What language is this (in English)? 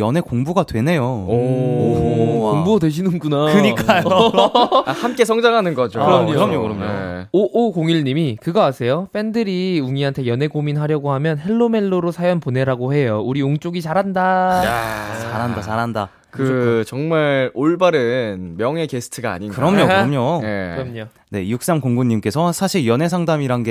Korean